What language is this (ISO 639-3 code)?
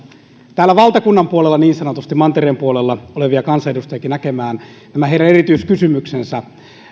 fin